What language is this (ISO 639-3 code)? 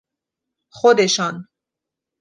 fas